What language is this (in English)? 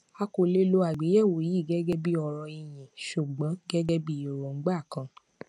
Yoruba